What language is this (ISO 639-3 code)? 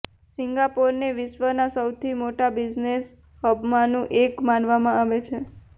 guj